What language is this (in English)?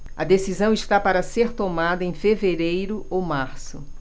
Portuguese